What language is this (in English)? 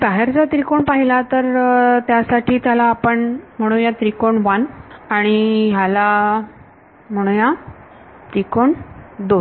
Marathi